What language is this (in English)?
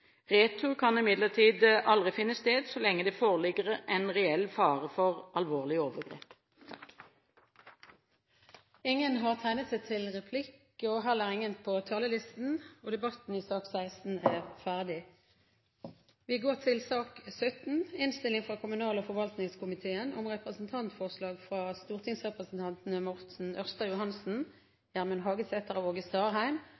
Norwegian Bokmål